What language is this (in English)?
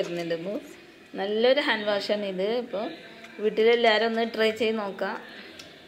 Romanian